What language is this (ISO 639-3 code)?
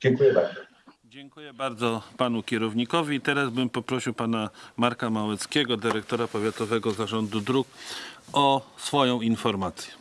pol